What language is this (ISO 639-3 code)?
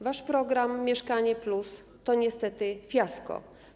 pol